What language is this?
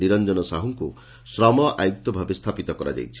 Odia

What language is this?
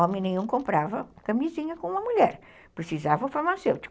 Portuguese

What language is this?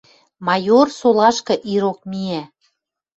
Western Mari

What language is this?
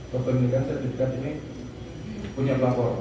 Indonesian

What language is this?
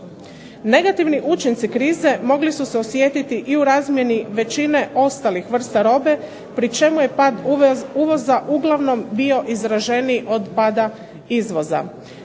Croatian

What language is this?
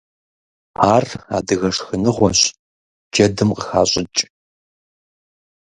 Kabardian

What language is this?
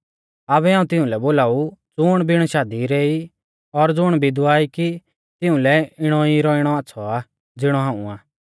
Mahasu Pahari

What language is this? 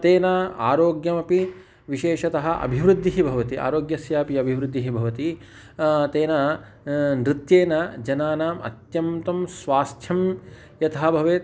Sanskrit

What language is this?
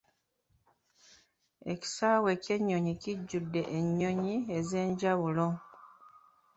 Ganda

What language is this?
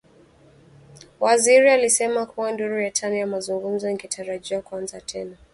Swahili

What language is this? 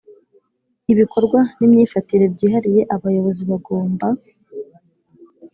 Kinyarwanda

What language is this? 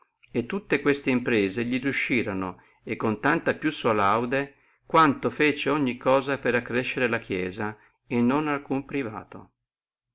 Italian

